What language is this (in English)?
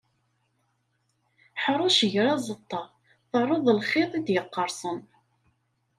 Kabyle